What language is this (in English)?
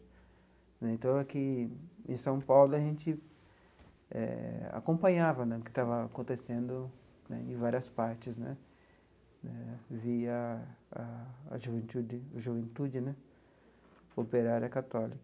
Portuguese